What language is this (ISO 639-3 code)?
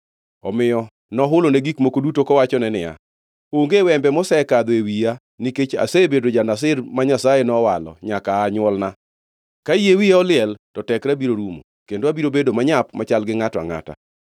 luo